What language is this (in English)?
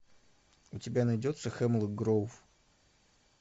Russian